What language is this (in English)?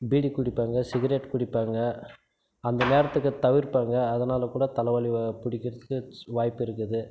Tamil